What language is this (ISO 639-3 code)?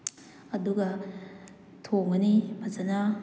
mni